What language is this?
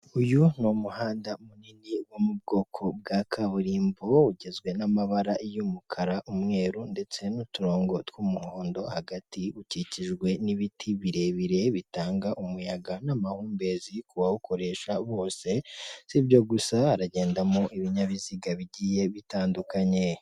Kinyarwanda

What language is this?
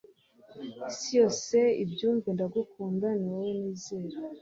Kinyarwanda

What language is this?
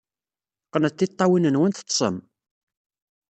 Kabyle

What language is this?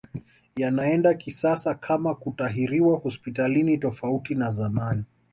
Swahili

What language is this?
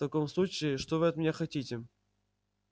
Russian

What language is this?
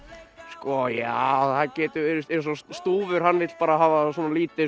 Icelandic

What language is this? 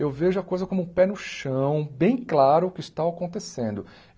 Portuguese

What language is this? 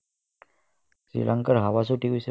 Assamese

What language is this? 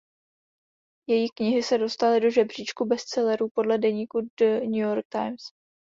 Czech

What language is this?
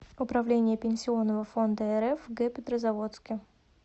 Russian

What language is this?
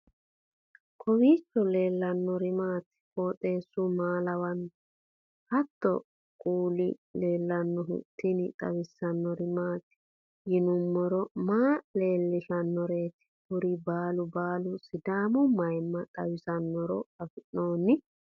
Sidamo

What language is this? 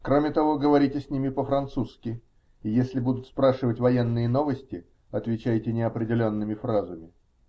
Russian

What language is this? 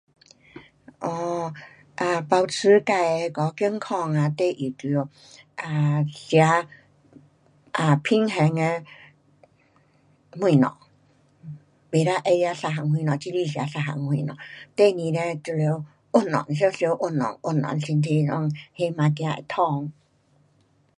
Pu-Xian Chinese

